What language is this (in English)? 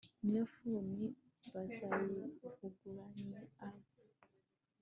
Kinyarwanda